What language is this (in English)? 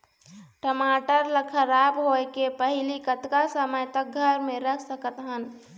Chhattisgarhi